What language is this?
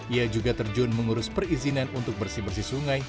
Indonesian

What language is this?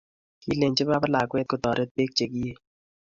Kalenjin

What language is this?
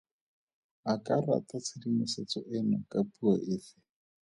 Tswana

